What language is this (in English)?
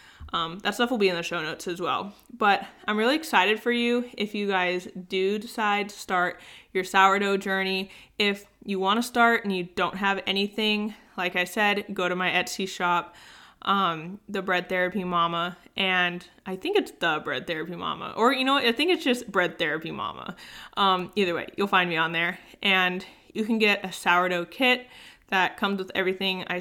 English